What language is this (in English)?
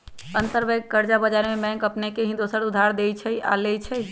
Magahi